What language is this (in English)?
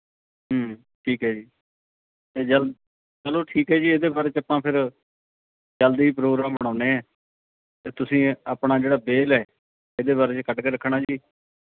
Punjabi